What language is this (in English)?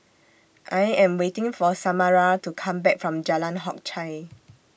English